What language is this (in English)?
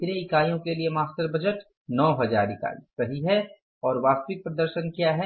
Hindi